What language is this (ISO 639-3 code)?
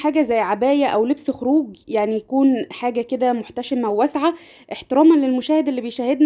ara